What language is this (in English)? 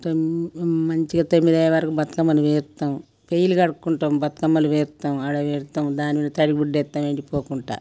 Telugu